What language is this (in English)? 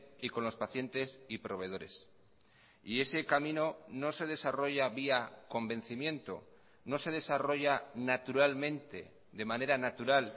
Spanish